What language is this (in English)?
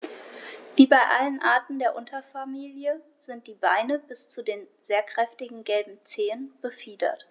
German